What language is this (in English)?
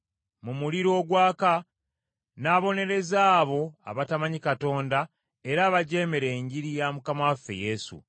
Ganda